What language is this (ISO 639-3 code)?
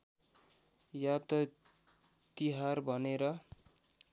nep